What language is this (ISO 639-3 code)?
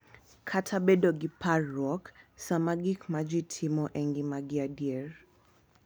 luo